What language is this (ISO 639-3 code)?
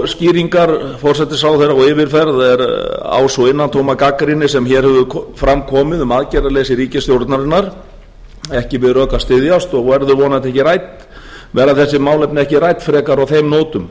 isl